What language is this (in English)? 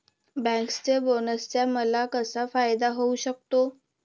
Marathi